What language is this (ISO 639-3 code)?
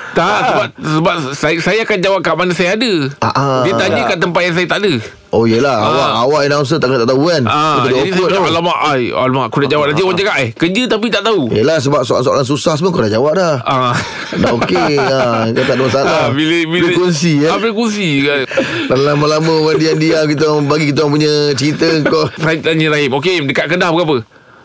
msa